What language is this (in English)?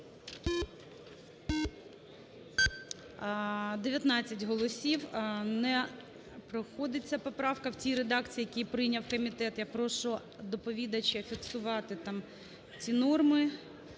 Ukrainian